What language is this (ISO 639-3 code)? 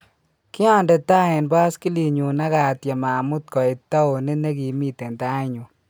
kln